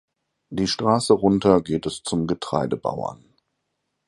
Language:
German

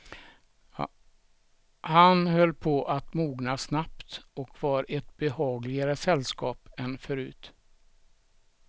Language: Swedish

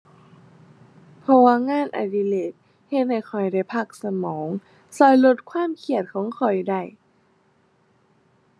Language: Thai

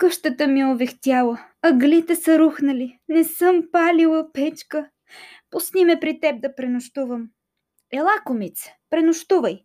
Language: Bulgarian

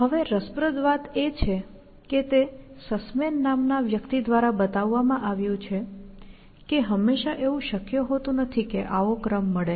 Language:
Gujarati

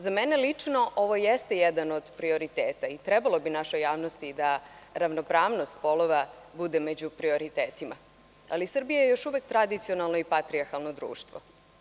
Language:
Serbian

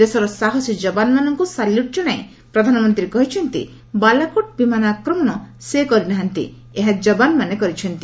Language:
Odia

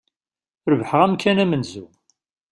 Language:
Kabyle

